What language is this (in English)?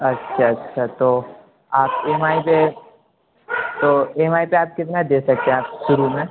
Urdu